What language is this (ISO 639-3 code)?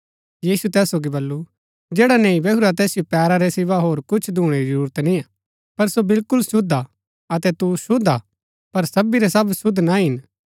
gbk